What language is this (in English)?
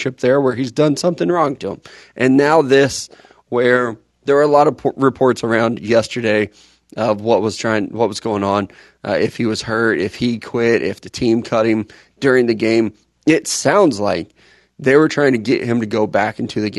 English